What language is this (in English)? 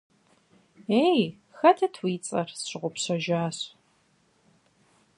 Kabardian